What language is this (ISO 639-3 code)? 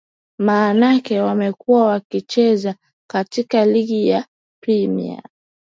swa